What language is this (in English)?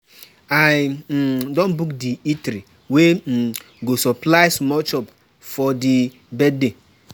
Nigerian Pidgin